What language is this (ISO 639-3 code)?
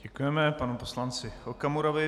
ces